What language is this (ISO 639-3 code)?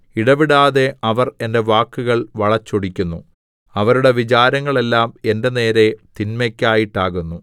mal